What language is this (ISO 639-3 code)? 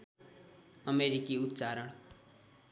nep